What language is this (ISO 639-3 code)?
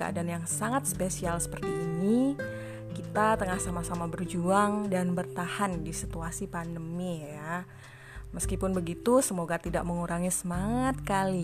ind